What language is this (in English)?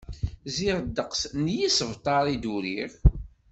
Kabyle